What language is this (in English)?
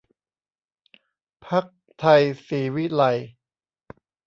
Thai